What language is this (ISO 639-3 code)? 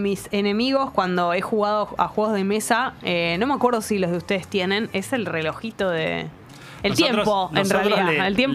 spa